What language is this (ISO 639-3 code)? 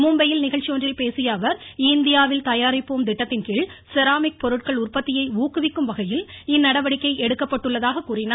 tam